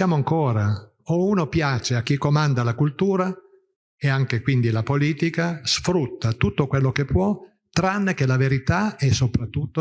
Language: Italian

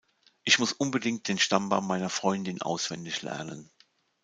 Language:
German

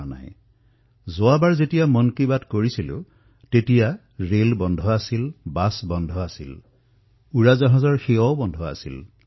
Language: Assamese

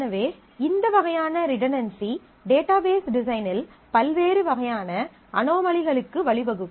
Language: Tamil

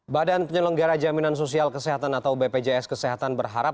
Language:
Indonesian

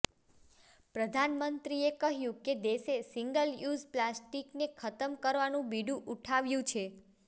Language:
Gujarati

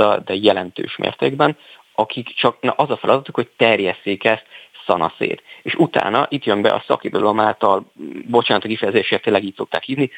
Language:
Hungarian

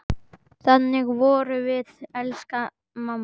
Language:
Icelandic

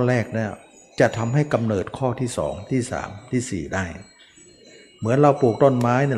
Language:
Thai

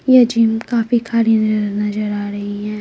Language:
Hindi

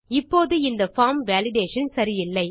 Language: Tamil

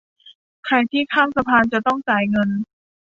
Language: Thai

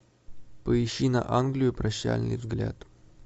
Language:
Russian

